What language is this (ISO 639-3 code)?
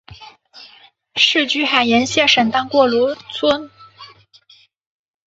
zho